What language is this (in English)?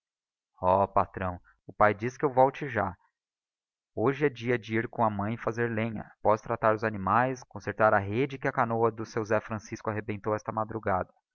Portuguese